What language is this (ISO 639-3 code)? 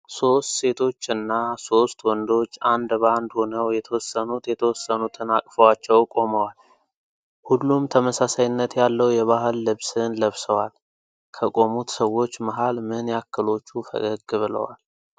amh